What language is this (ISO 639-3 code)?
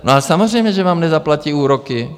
ces